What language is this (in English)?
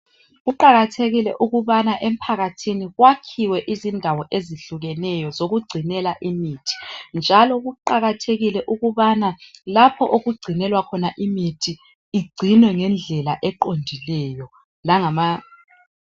North Ndebele